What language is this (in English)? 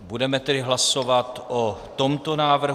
Czech